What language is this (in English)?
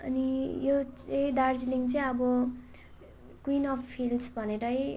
Nepali